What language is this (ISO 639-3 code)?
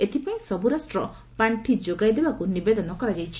ori